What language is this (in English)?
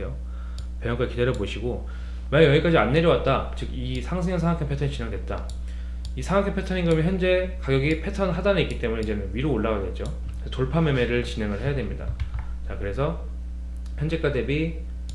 Korean